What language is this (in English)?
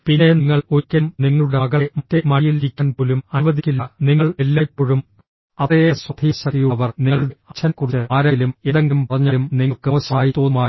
Malayalam